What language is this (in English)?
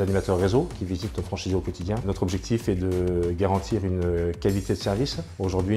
French